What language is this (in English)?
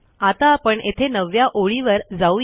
Marathi